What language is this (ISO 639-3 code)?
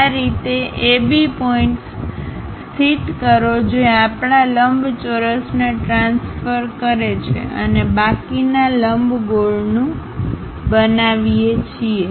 guj